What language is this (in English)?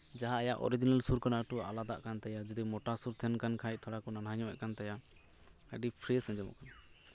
Santali